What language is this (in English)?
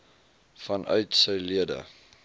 Afrikaans